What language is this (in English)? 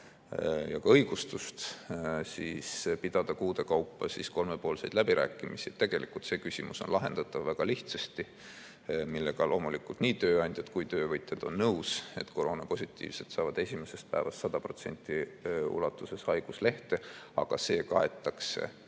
Estonian